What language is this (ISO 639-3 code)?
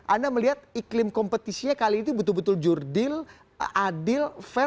ind